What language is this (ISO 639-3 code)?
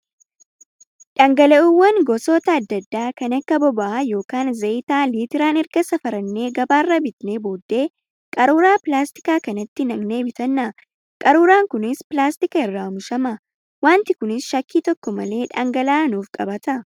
orm